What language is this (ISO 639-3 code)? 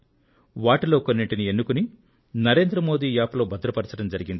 tel